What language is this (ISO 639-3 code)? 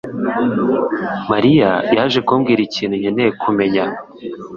kin